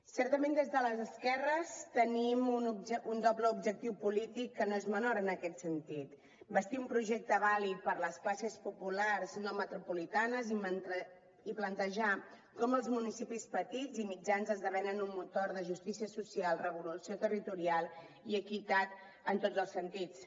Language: Catalan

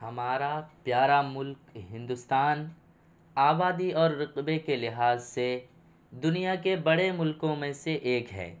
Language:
Urdu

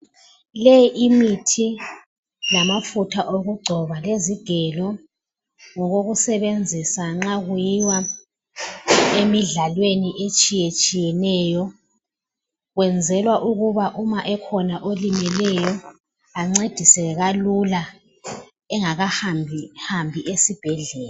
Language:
North Ndebele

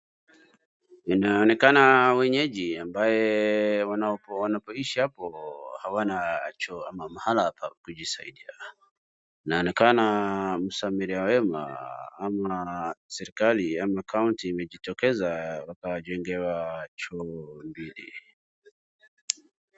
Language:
Swahili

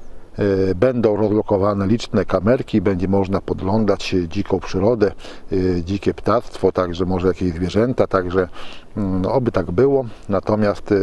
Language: Polish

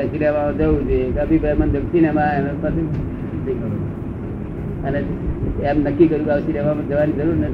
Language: Gujarati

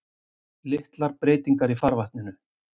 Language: Icelandic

